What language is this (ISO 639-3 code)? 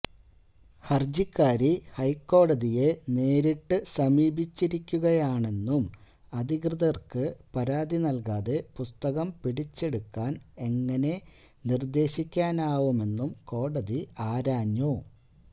mal